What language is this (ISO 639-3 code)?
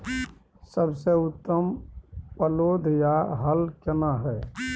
mai